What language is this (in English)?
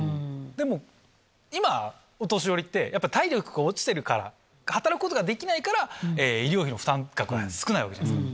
Japanese